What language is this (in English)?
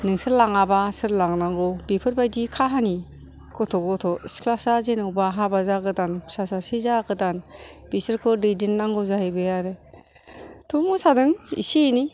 Bodo